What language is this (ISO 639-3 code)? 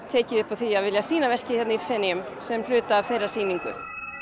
isl